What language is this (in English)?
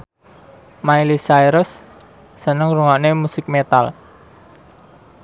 Javanese